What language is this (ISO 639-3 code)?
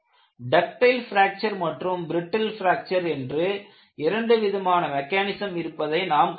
tam